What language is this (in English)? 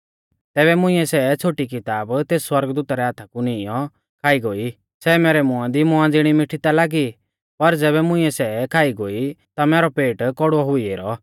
Mahasu Pahari